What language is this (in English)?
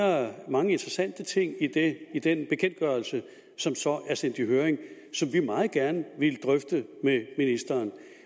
Danish